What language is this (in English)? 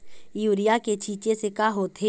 Chhattisgarhi